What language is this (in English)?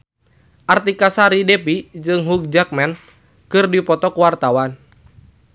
Sundanese